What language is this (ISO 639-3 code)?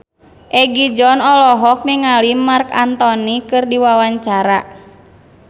sun